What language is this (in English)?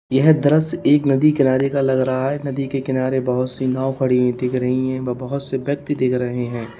Hindi